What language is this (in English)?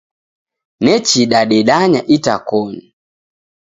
Taita